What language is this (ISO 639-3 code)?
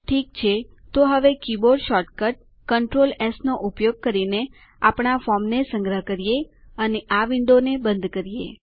guj